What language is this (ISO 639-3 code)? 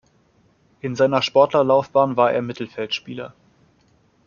deu